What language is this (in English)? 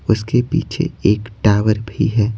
Hindi